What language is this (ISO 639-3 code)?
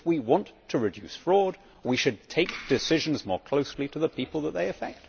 eng